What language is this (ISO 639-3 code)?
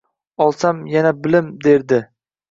uzb